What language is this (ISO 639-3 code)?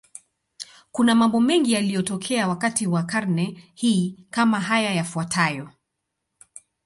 swa